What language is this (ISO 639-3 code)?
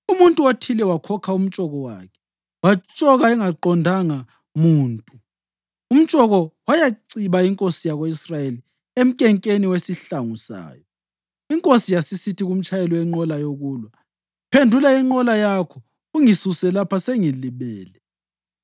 nde